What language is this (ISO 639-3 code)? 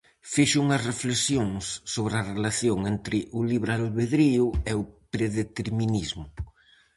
glg